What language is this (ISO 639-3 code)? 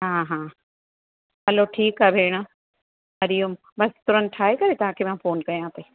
snd